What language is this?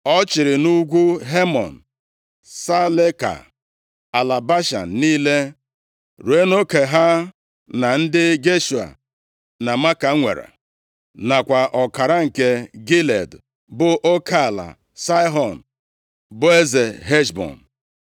Igbo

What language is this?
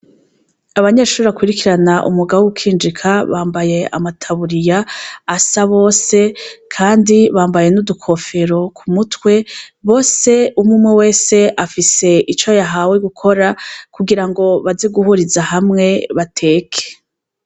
Rundi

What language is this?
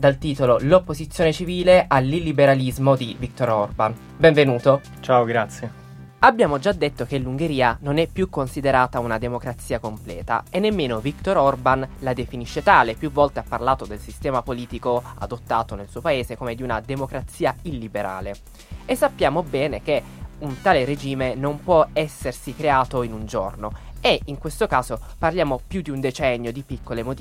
Italian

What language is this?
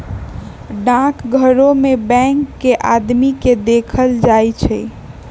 Magahi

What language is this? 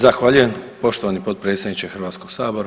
Croatian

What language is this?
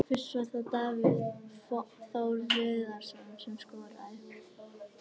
Icelandic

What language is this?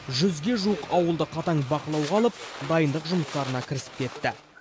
Kazakh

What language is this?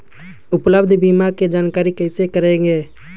Magahi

